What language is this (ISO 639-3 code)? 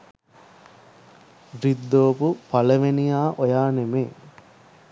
sin